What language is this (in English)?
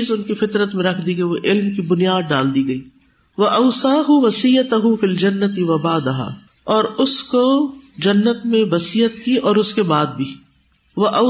Urdu